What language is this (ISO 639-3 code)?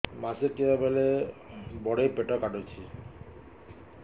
ori